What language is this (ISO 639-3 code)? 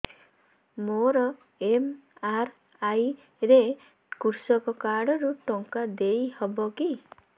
ori